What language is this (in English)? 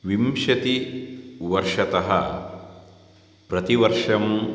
Sanskrit